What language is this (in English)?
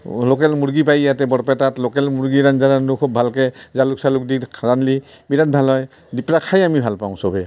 Assamese